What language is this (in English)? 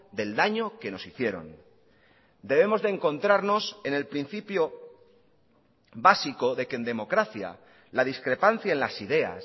Spanish